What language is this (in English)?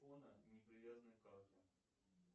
Russian